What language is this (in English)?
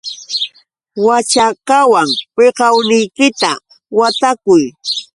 Yauyos Quechua